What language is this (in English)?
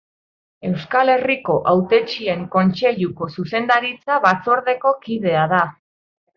Basque